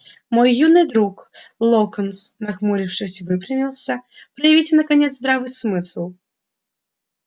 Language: Russian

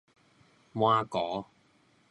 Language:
Min Nan Chinese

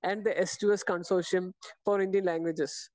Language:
Malayalam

